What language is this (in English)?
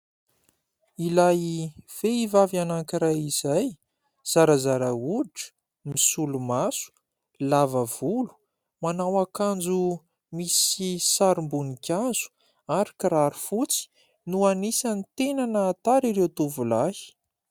Malagasy